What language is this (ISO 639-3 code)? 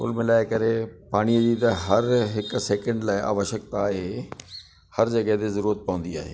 snd